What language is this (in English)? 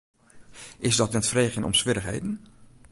Western Frisian